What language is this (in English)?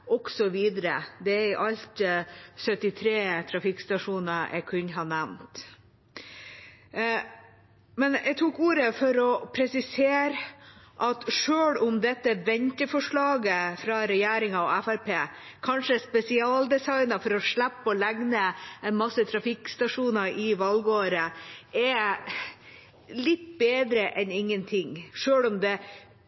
Norwegian Bokmål